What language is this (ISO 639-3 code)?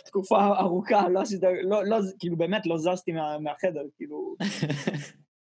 heb